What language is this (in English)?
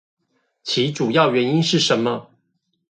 Chinese